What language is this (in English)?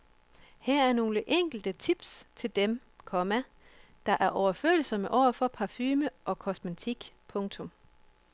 Danish